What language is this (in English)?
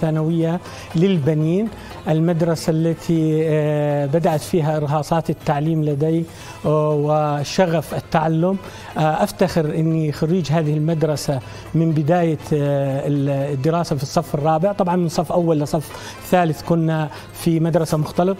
Arabic